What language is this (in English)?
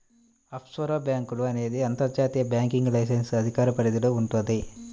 Telugu